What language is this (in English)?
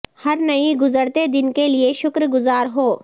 Urdu